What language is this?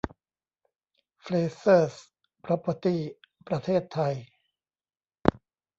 Thai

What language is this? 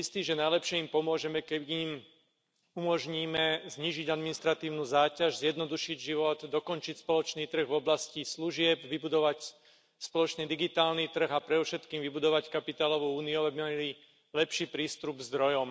Slovak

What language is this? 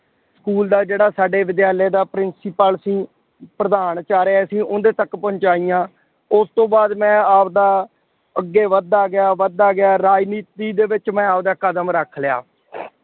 Punjabi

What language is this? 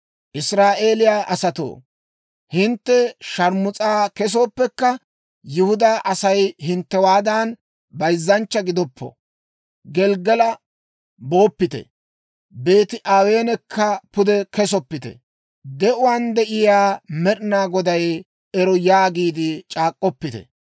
Dawro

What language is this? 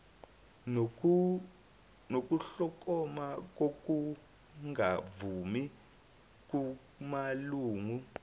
Zulu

